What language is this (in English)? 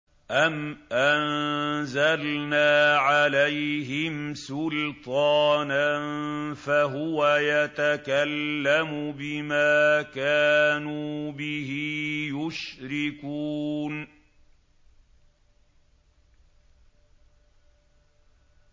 Arabic